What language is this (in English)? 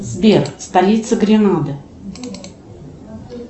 Russian